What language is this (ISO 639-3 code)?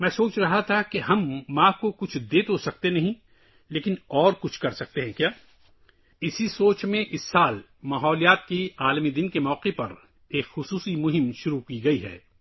urd